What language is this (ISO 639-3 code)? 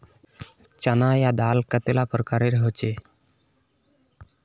mag